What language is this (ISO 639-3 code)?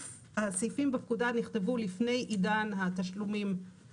heb